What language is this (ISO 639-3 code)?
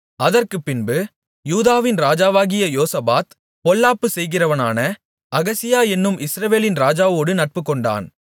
tam